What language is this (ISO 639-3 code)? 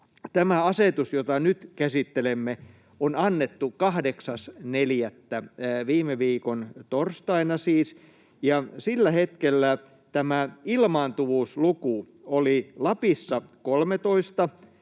fin